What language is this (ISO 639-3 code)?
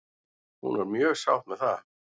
isl